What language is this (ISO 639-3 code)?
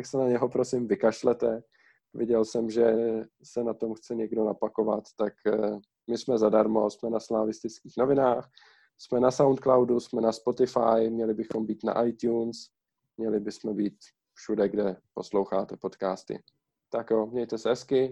ces